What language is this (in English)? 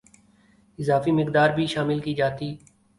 Urdu